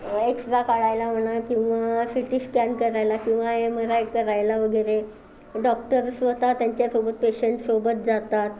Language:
Marathi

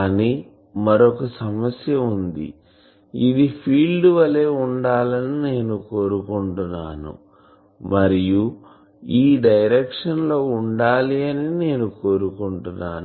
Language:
Telugu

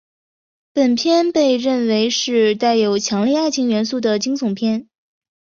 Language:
Chinese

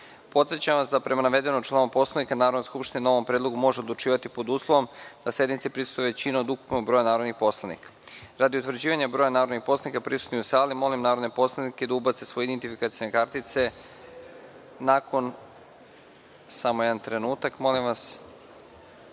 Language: Serbian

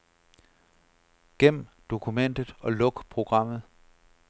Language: Danish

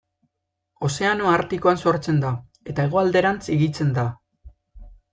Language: Basque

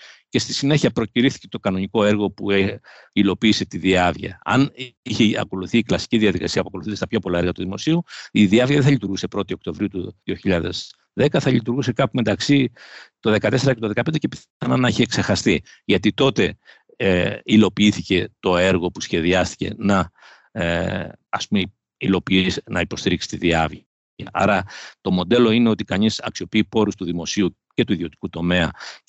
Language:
Greek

